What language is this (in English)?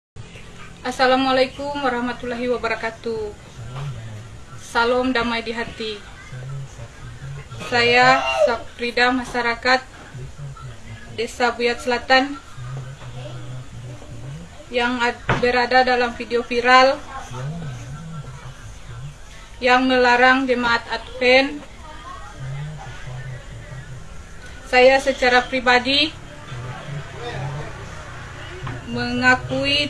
Indonesian